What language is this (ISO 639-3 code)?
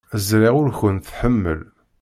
kab